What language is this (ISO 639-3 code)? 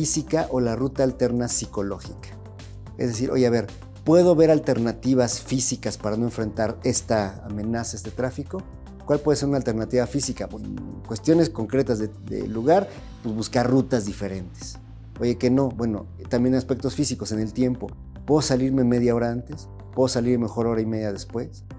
spa